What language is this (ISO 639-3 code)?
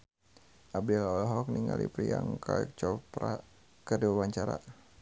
sun